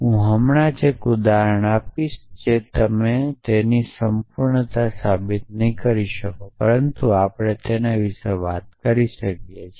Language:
Gujarati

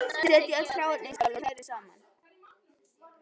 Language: Icelandic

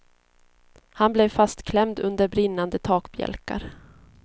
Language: Swedish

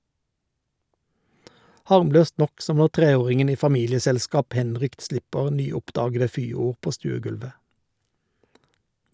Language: Norwegian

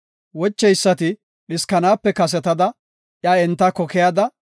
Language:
Gofa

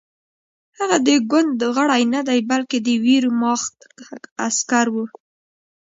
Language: Pashto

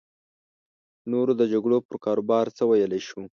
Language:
Pashto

